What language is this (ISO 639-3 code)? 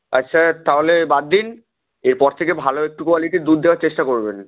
ben